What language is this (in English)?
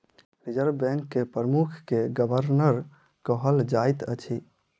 Maithili